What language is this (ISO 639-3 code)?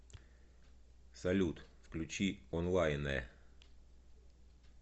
rus